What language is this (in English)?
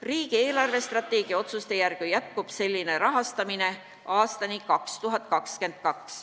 Estonian